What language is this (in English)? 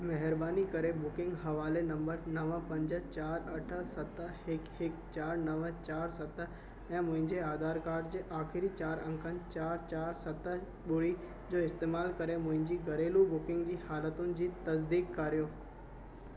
Sindhi